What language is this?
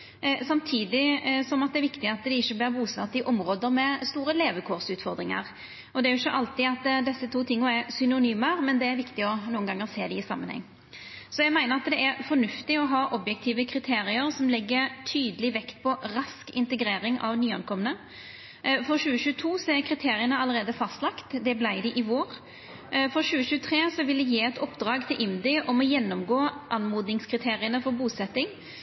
Norwegian Nynorsk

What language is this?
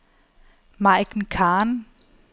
Danish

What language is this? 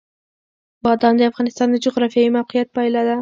Pashto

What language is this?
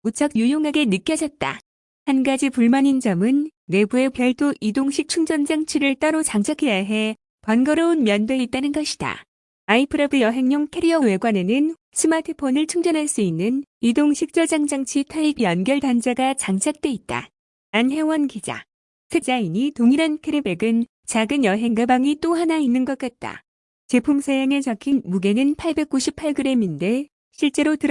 Korean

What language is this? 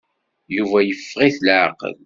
Kabyle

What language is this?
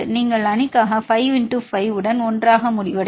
Tamil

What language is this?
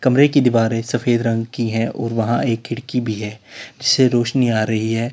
Hindi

